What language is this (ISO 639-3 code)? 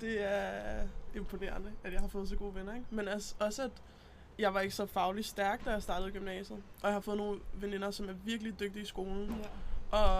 dan